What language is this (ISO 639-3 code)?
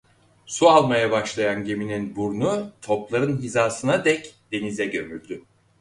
tur